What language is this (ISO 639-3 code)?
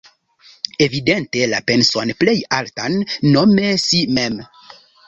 epo